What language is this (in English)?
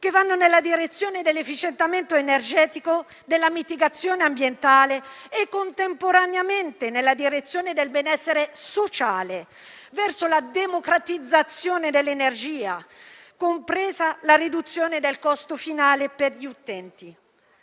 Italian